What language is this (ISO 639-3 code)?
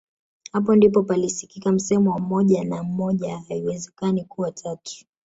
swa